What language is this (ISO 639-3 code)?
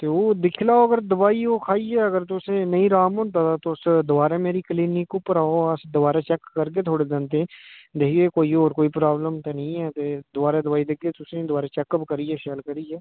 doi